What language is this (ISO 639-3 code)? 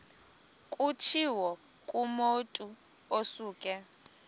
xho